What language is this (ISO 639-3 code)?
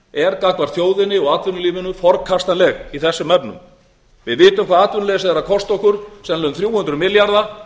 isl